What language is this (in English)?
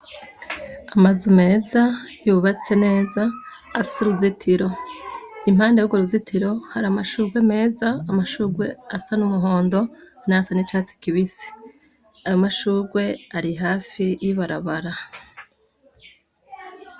Rundi